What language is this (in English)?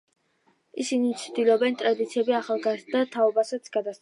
Georgian